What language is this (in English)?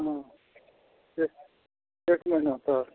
Maithili